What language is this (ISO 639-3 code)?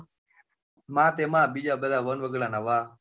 guj